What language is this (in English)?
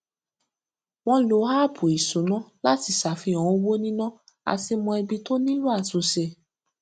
Yoruba